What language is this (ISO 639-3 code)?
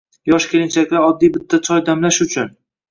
uzb